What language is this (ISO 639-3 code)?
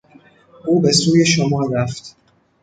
fas